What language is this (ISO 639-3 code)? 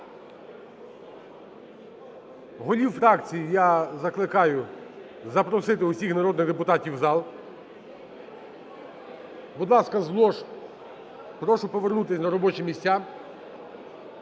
ukr